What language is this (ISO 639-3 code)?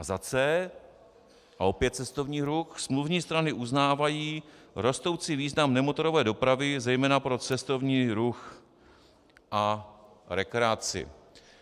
ces